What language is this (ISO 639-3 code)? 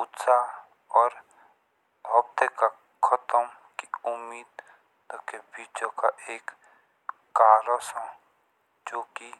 jns